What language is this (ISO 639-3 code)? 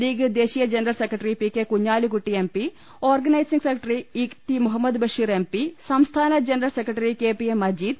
mal